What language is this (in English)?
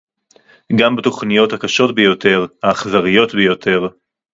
Hebrew